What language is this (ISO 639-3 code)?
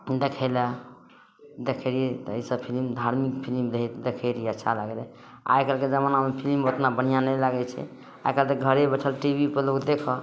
mai